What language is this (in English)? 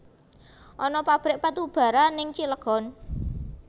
Javanese